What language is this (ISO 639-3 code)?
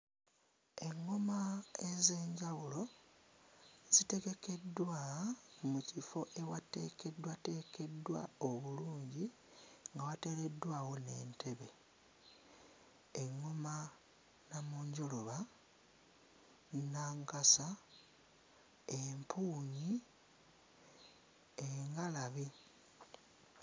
lug